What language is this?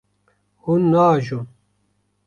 Kurdish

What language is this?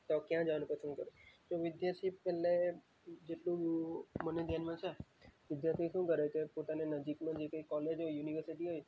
Gujarati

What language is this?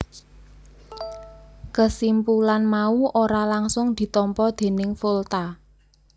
Javanese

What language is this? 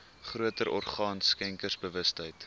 Afrikaans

